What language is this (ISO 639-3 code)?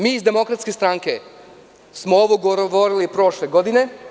srp